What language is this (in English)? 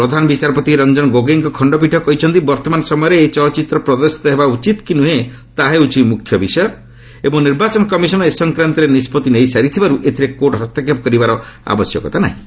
Odia